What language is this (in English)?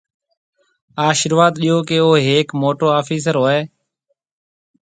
Marwari (Pakistan)